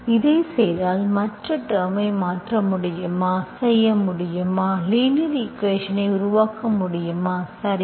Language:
Tamil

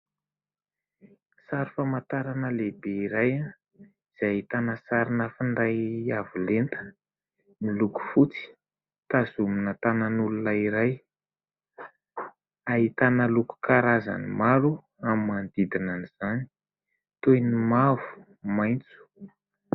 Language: Malagasy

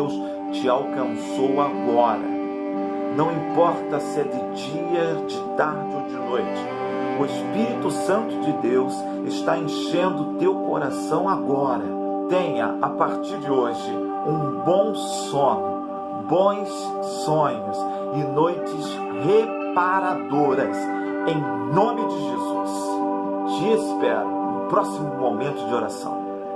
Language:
Portuguese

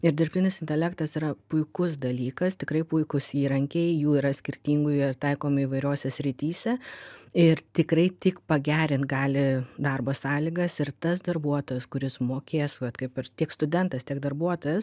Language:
Lithuanian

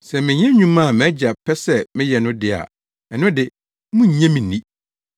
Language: Akan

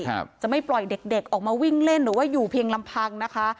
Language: Thai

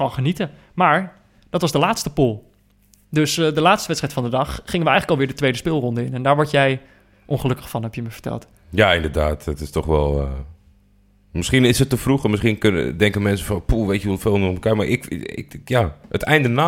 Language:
Dutch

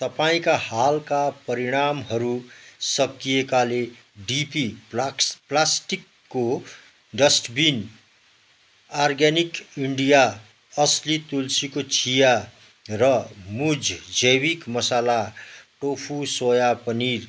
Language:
Nepali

